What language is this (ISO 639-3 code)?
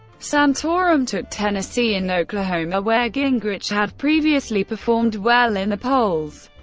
eng